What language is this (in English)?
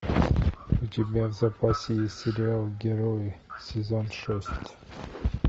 Russian